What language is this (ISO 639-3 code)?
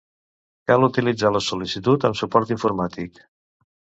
cat